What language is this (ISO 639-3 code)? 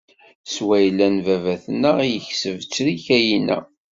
kab